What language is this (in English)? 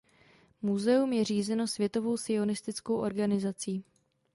Czech